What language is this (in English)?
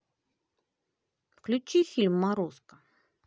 Russian